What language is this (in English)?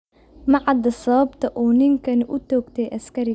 Somali